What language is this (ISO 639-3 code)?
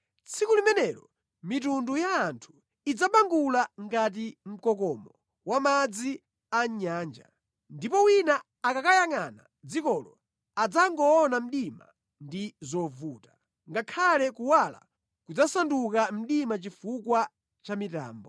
nya